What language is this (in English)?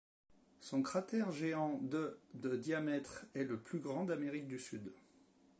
French